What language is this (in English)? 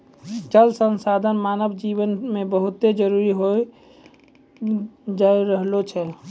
Maithili